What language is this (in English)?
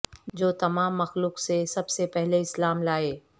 Urdu